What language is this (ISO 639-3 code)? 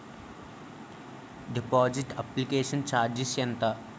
tel